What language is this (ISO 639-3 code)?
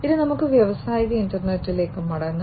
mal